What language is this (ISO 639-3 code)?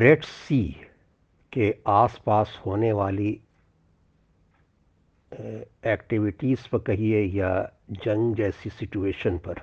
hin